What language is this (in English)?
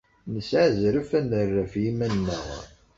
Kabyle